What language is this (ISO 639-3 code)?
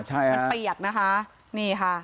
tha